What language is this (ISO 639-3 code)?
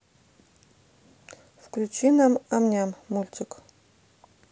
rus